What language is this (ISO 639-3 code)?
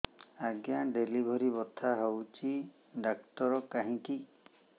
ori